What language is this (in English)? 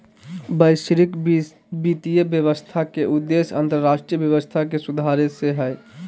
Magahi